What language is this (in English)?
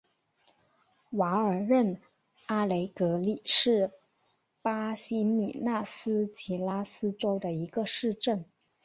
Chinese